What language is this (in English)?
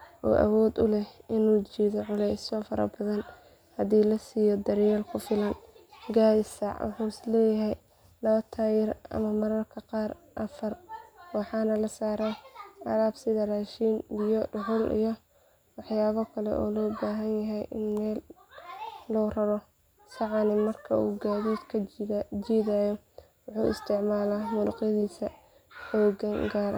Somali